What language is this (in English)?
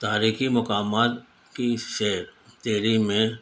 Urdu